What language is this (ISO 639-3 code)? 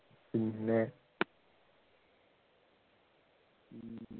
mal